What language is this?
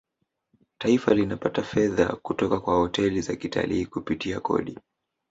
Swahili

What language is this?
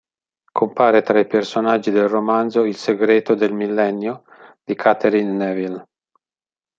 Italian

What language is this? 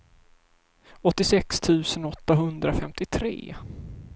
Swedish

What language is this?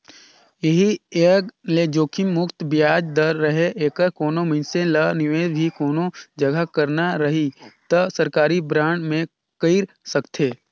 Chhattisgarhi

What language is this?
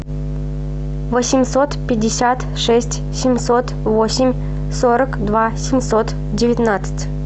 Russian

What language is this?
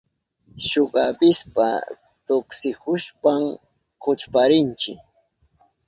Southern Pastaza Quechua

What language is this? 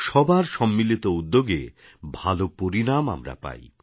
Bangla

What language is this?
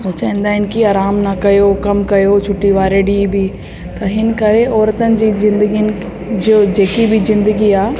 Sindhi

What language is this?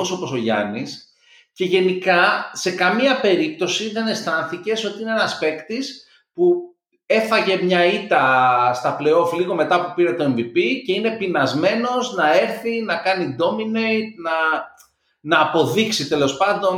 Greek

